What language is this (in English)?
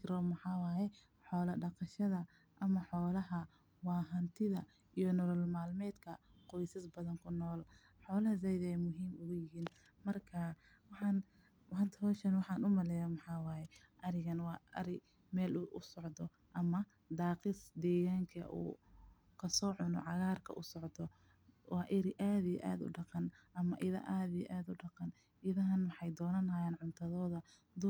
Somali